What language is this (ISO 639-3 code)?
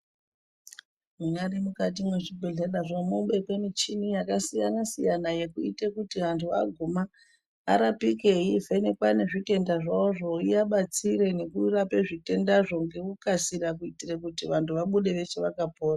ndc